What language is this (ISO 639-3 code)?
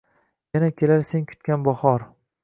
uzb